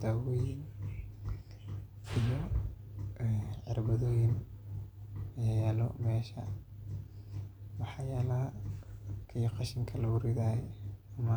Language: Somali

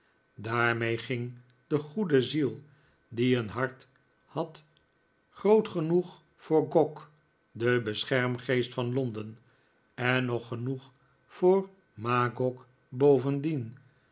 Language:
Dutch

